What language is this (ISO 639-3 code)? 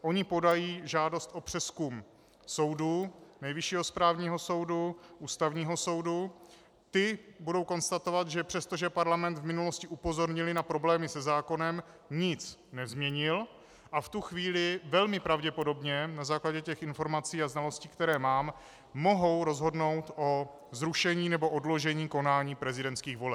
ces